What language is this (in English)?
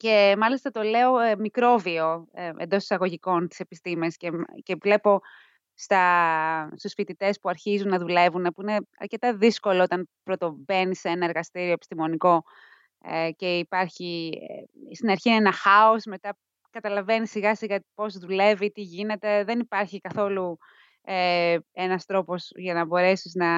Greek